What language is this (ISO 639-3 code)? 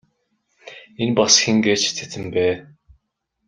mon